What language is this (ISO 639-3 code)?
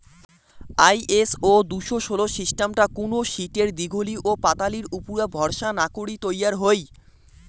ben